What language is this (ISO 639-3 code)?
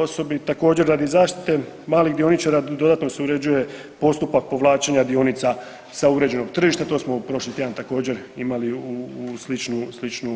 hrv